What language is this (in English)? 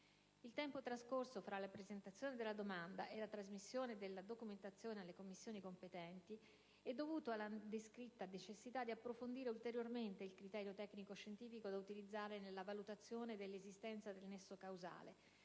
Italian